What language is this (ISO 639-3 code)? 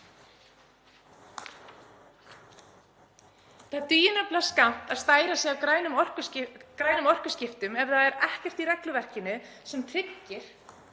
isl